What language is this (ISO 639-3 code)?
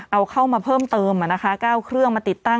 tha